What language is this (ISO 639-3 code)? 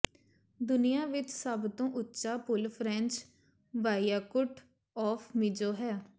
pan